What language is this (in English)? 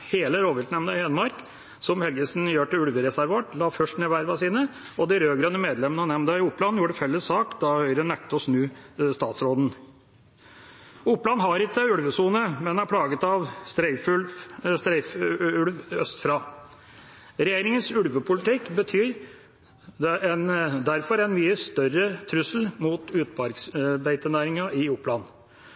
Norwegian Bokmål